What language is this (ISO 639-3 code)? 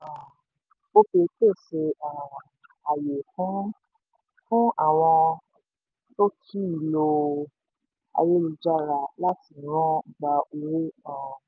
yor